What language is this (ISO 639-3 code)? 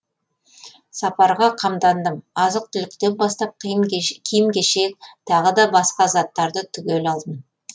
kaz